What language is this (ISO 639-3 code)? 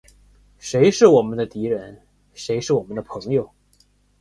zho